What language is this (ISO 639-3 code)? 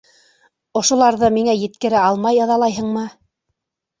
bak